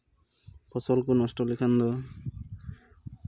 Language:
Santali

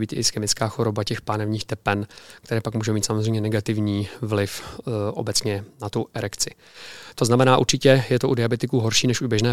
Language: Czech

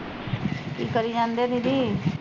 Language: Punjabi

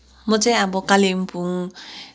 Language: Nepali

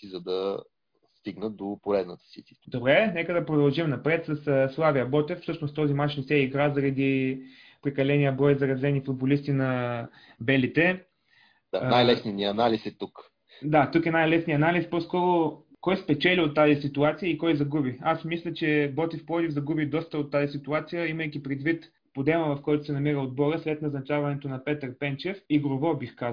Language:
Bulgarian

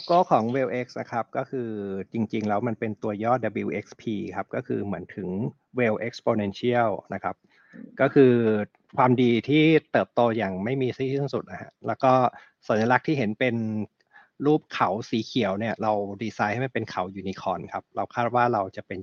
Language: Thai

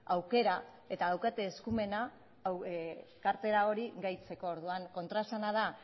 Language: Basque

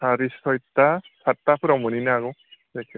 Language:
Bodo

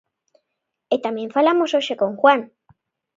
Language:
Galician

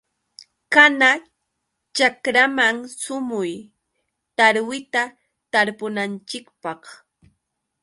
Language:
Yauyos Quechua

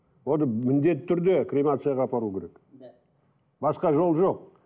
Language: Kazakh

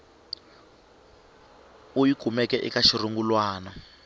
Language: Tsonga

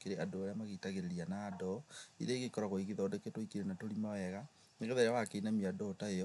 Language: Kikuyu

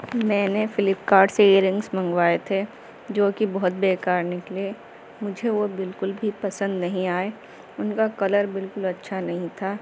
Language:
Urdu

